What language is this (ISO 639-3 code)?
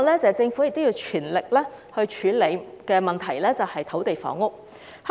yue